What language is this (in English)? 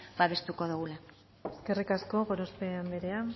Basque